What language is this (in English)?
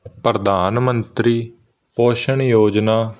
Punjabi